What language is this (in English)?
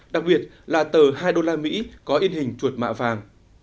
Vietnamese